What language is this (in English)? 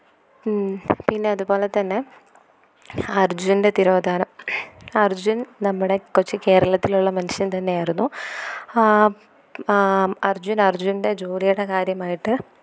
Malayalam